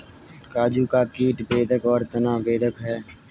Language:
Hindi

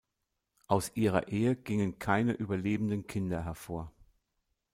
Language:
German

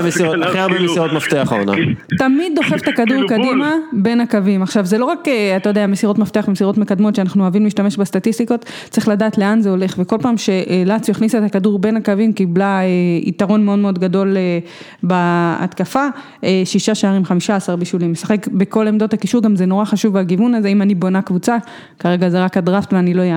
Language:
Hebrew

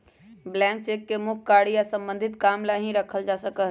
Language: Magahi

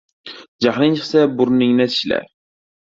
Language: Uzbek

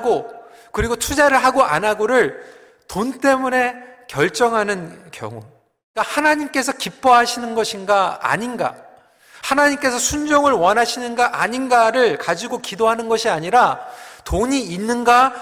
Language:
Korean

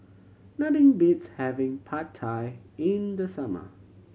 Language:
English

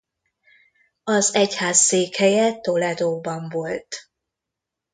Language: Hungarian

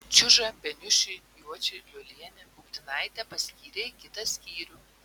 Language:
Lithuanian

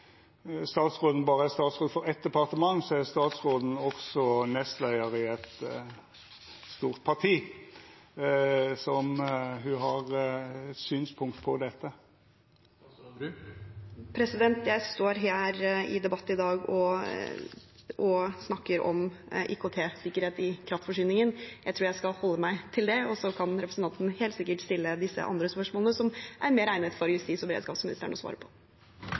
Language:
Norwegian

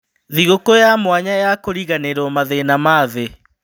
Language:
Kikuyu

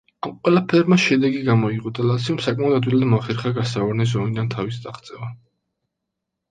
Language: Georgian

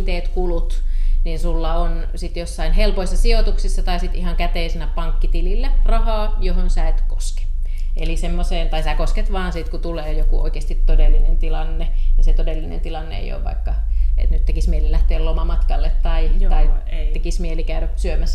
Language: Finnish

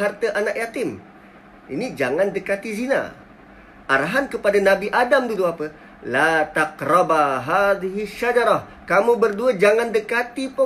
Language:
Malay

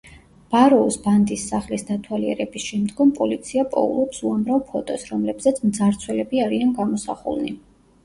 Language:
Georgian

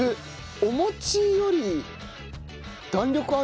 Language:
Japanese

